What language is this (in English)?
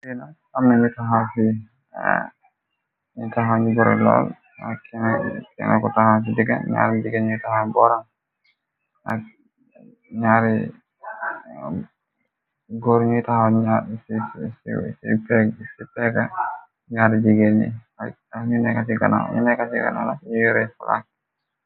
Wolof